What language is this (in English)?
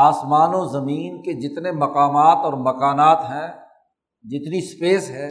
Urdu